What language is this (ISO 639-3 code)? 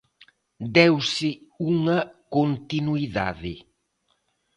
glg